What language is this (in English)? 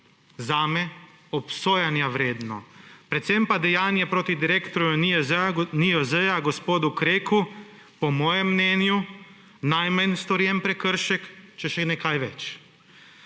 Slovenian